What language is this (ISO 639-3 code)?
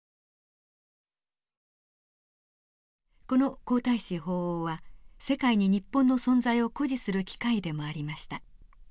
jpn